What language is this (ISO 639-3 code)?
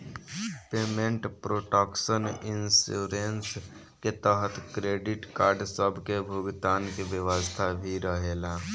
bho